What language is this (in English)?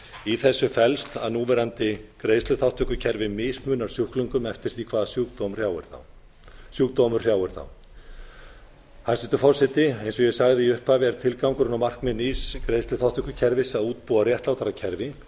Icelandic